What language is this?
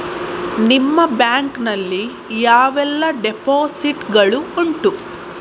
Kannada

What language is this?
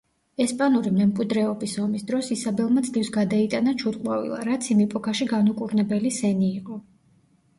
Georgian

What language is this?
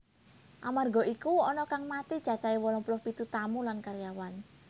Javanese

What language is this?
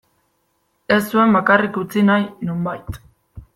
Basque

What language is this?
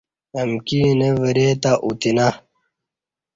Kati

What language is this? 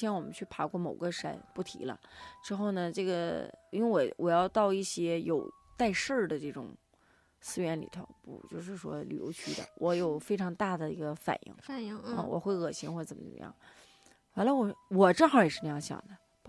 Chinese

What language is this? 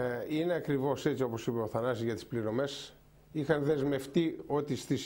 Greek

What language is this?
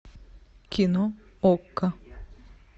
Russian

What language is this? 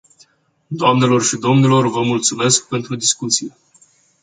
Romanian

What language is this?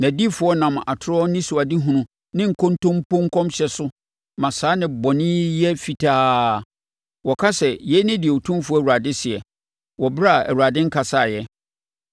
Akan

